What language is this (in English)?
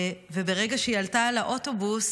Hebrew